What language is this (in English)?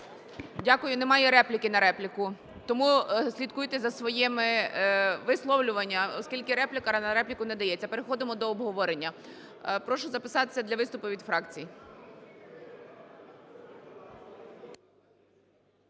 Ukrainian